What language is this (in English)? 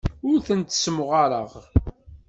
Kabyle